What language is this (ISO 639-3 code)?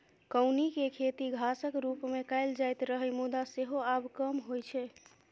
mai